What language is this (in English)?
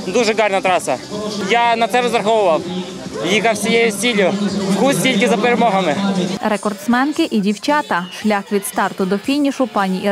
Ukrainian